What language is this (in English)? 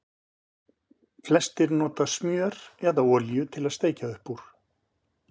Icelandic